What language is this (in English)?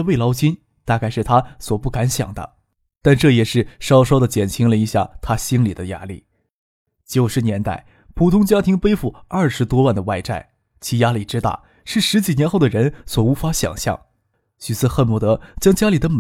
Chinese